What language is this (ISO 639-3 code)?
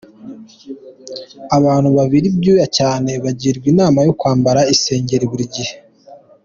kin